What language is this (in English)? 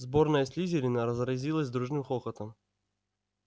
Russian